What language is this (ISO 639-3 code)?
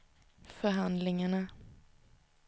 swe